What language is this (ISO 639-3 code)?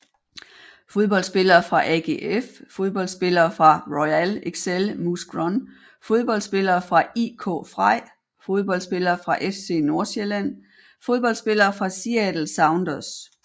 dan